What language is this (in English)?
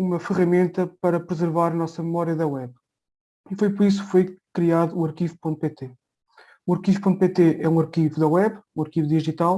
Portuguese